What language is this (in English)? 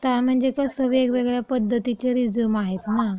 Marathi